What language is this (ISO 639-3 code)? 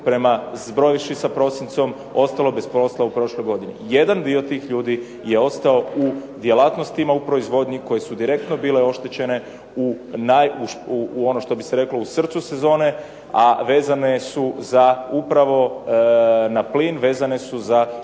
hrv